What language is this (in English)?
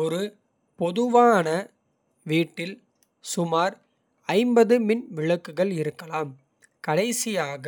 Kota (India)